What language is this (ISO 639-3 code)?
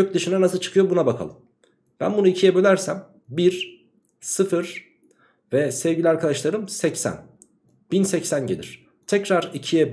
tur